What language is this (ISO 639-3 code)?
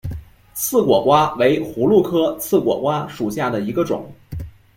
zho